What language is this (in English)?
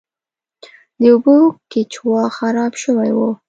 Pashto